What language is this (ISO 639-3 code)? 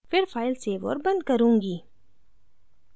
hin